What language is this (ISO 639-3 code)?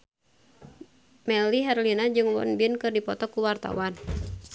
sun